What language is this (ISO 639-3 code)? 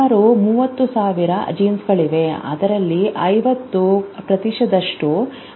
kan